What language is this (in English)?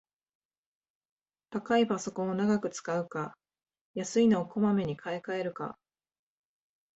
Japanese